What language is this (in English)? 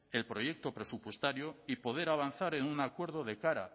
Spanish